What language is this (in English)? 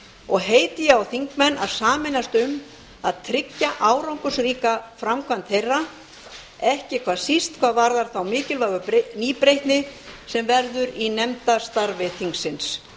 Icelandic